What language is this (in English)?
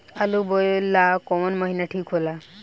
Bhojpuri